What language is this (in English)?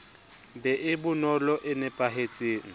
Southern Sotho